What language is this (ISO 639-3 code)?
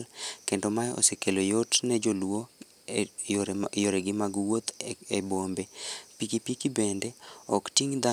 luo